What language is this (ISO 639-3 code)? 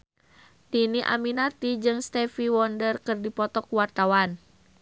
sun